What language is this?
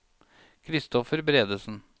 Norwegian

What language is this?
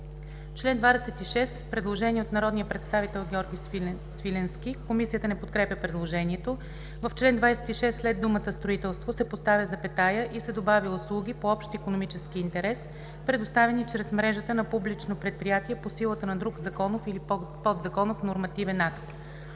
Bulgarian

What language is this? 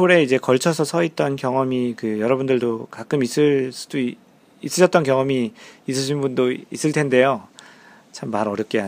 Korean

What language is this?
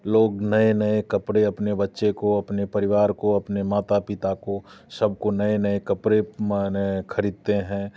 Hindi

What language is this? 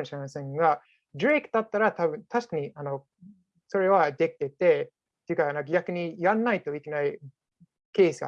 Japanese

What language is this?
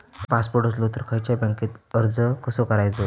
Marathi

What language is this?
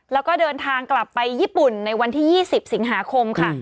Thai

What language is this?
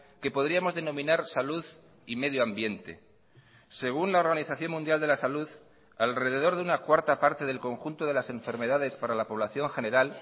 Spanish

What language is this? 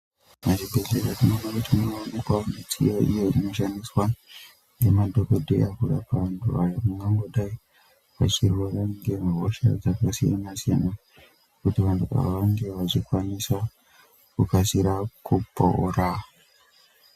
Ndau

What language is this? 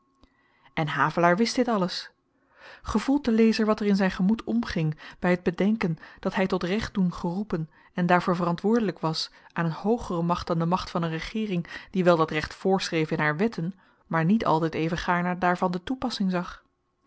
Dutch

